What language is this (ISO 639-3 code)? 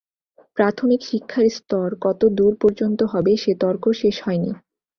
ben